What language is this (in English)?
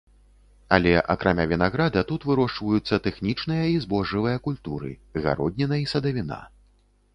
Belarusian